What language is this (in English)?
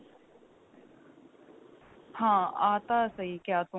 Punjabi